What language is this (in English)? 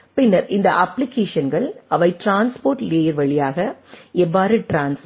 Tamil